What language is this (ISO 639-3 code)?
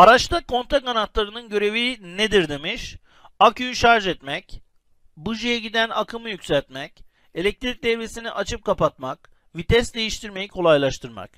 tur